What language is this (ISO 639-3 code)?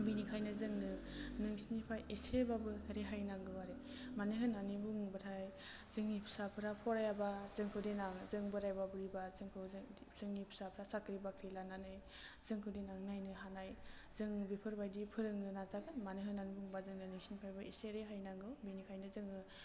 brx